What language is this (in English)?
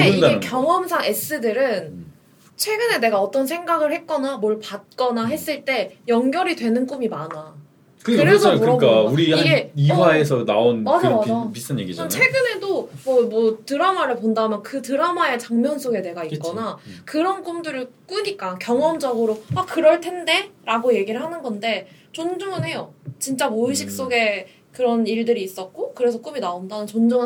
Korean